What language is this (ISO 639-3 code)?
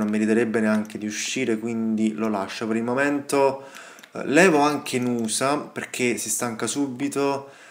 ita